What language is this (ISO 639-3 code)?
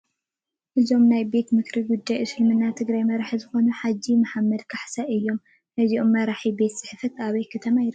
tir